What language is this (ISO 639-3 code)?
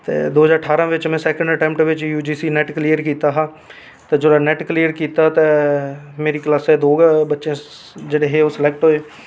doi